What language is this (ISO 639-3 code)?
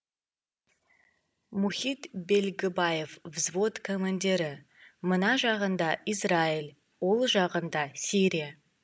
kaz